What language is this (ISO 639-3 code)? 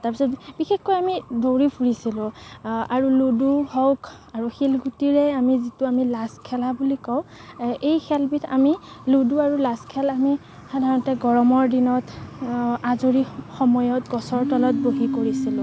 asm